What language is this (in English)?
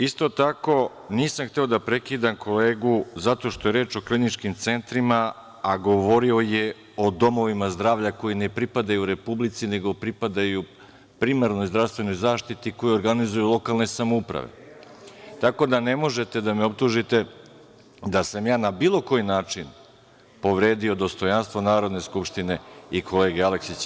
Serbian